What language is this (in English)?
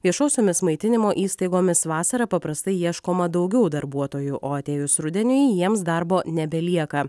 Lithuanian